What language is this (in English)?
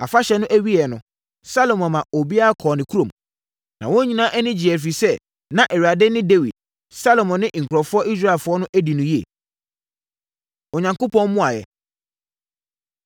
Akan